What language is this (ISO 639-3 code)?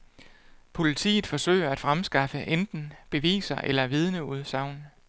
dan